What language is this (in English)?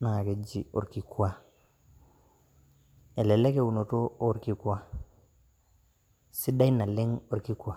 Masai